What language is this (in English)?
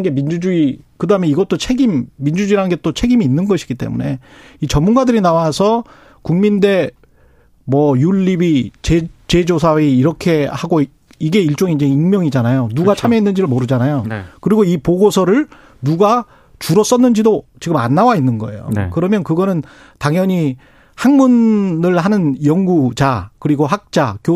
Korean